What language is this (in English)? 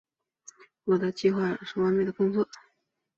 Chinese